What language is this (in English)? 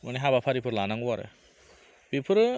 Bodo